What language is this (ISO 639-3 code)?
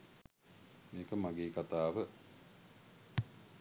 sin